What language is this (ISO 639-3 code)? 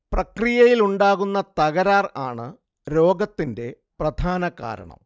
mal